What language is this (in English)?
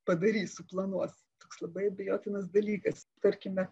Lithuanian